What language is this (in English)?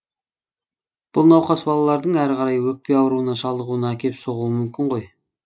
Kazakh